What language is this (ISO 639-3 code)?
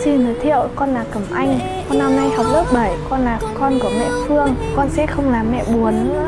vie